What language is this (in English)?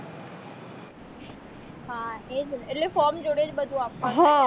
Gujarati